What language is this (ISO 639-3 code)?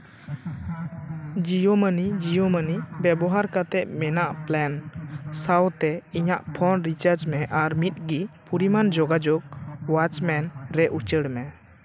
sat